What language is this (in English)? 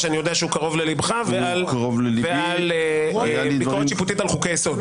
Hebrew